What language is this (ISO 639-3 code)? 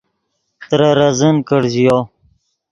ydg